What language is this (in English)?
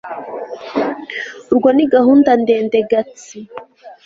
Kinyarwanda